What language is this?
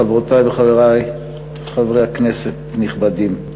Hebrew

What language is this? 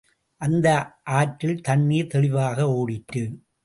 Tamil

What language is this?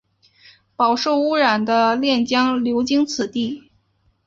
Chinese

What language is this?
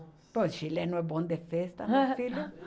Portuguese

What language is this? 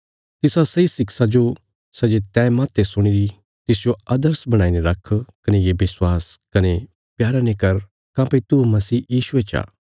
Bilaspuri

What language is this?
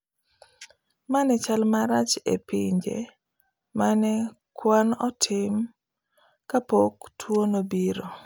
Luo (Kenya and Tanzania)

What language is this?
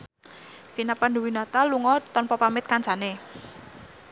Javanese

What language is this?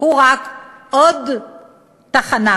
Hebrew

